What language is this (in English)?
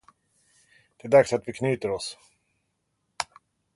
Swedish